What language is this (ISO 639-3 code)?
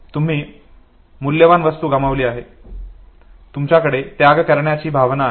mar